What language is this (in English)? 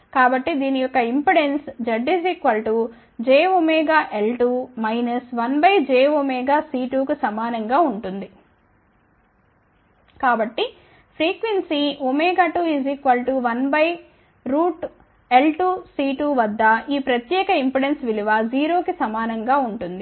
Telugu